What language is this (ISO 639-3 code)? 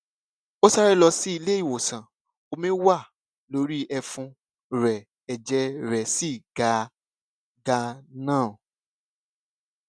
yor